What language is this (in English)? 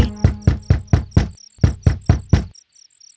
Indonesian